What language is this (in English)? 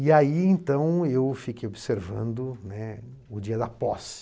Portuguese